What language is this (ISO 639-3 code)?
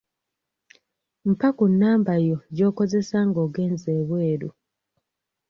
lug